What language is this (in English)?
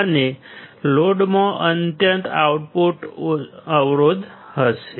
Gujarati